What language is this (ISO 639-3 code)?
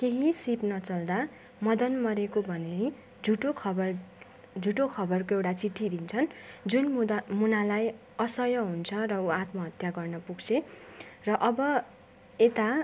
nep